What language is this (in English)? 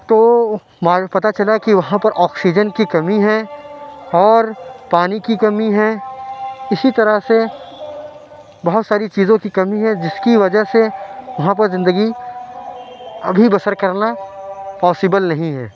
Urdu